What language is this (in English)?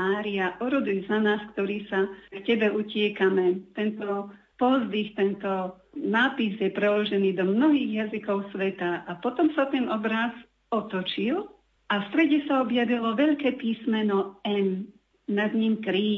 Slovak